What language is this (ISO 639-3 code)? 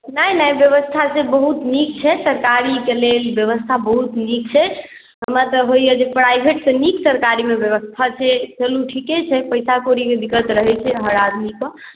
mai